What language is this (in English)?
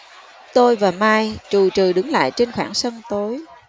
Vietnamese